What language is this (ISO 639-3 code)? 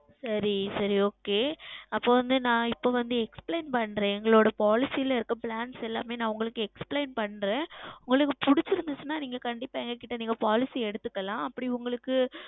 tam